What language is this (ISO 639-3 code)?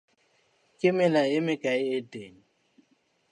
sot